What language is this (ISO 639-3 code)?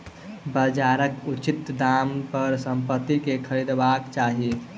mai